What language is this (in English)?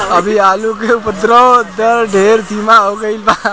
Bhojpuri